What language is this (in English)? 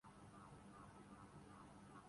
Urdu